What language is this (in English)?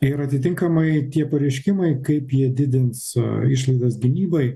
Lithuanian